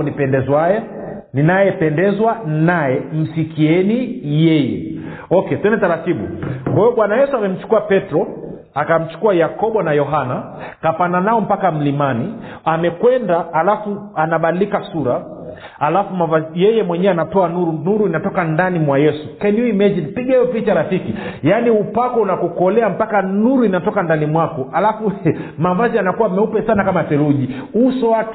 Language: Swahili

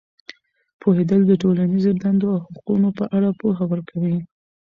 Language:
Pashto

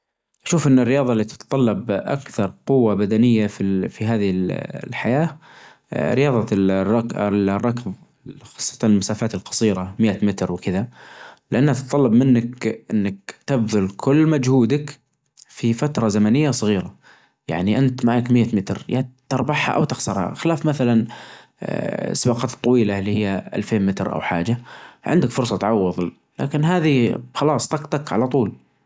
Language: Najdi Arabic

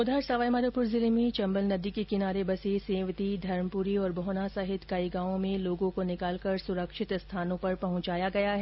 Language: Hindi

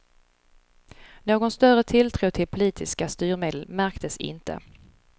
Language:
Swedish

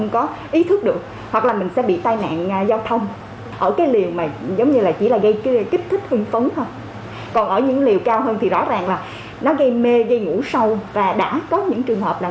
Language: Vietnamese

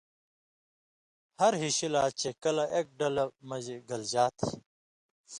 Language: Indus Kohistani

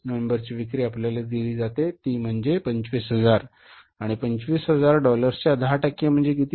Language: Marathi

